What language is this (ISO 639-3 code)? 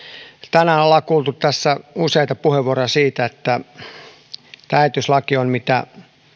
fin